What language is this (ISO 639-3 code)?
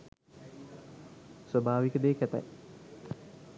sin